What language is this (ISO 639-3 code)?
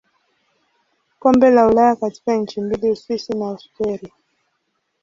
swa